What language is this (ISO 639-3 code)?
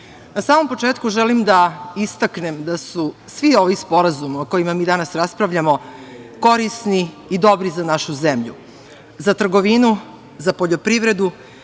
srp